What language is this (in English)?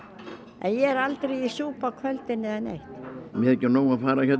Icelandic